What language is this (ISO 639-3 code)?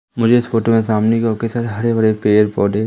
hin